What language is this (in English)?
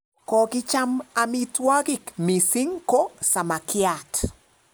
Kalenjin